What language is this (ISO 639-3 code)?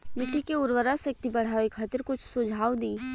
bho